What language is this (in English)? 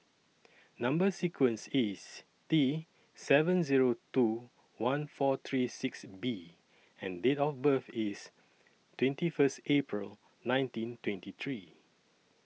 English